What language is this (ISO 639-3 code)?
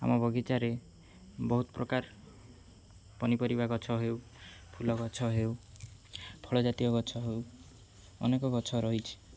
ori